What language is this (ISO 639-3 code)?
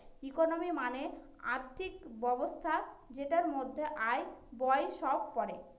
ben